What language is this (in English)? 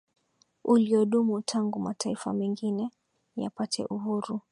Swahili